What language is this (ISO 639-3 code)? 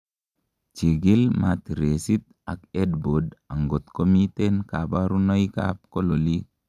kln